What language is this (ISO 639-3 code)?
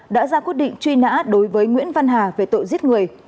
vie